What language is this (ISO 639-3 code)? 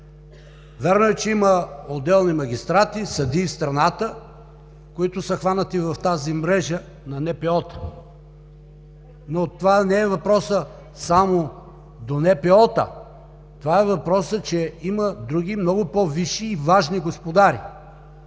bul